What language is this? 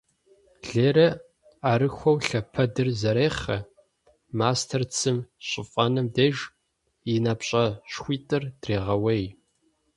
Kabardian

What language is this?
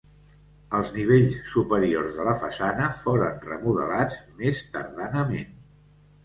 Catalan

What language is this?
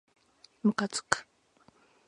Japanese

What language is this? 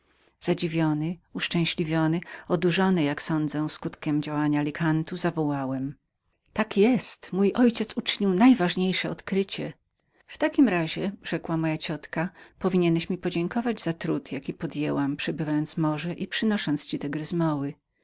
Polish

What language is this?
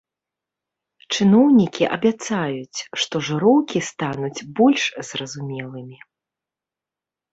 Belarusian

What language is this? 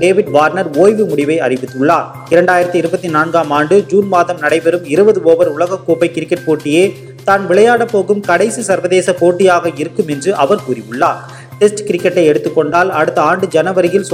Tamil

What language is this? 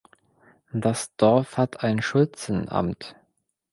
German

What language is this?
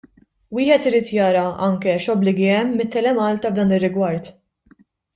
Maltese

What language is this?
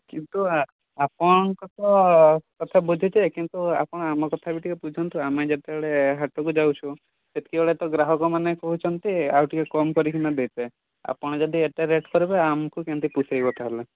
Odia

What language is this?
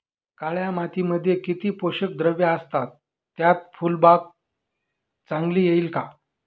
Marathi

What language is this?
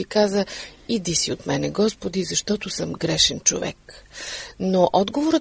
Bulgarian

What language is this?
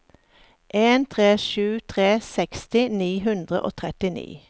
Norwegian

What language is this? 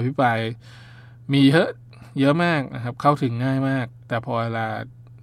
Thai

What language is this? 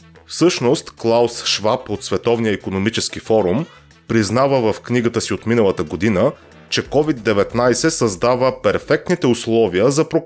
Bulgarian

